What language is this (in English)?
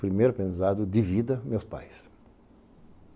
Portuguese